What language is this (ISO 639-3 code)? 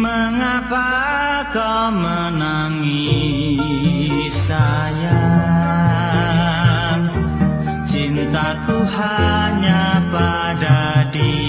ind